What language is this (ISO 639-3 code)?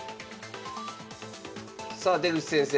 jpn